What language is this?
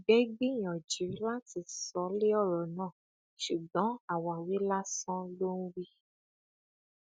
Yoruba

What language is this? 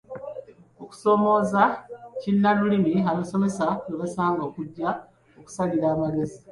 Ganda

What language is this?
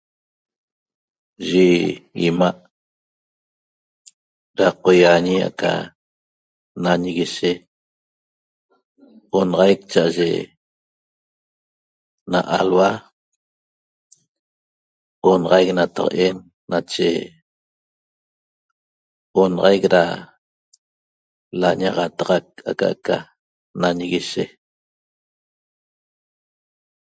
Toba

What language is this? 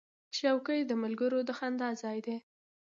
Pashto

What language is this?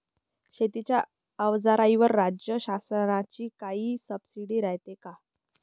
Marathi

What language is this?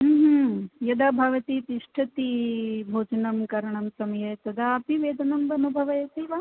Sanskrit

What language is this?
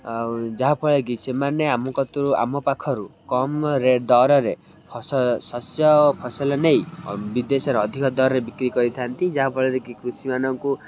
Odia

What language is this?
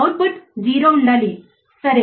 Telugu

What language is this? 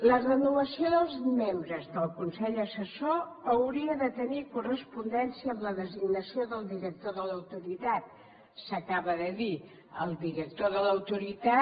Catalan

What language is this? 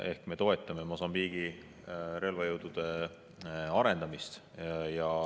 Estonian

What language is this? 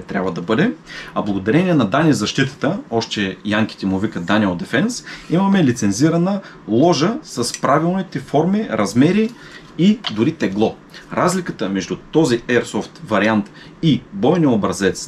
Bulgarian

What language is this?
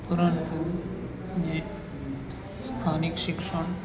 Gujarati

